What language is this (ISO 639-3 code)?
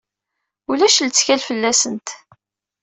kab